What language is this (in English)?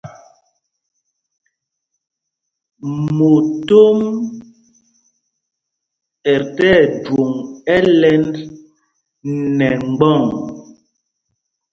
Mpumpong